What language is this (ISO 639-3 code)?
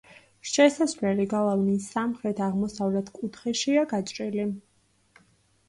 kat